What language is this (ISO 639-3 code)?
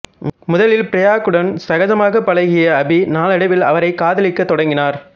tam